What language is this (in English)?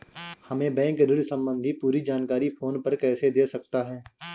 Hindi